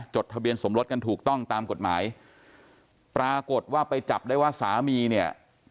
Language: Thai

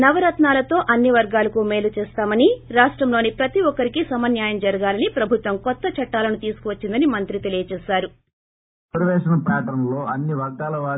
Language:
Telugu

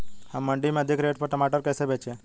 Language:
Hindi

